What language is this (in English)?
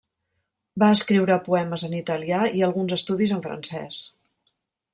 Catalan